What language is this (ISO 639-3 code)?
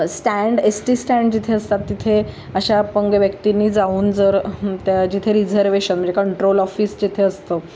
mar